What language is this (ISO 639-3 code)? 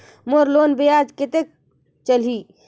hne